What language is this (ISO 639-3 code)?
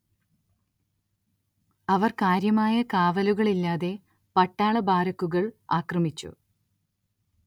mal